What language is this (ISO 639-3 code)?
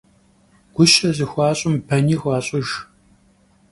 kbd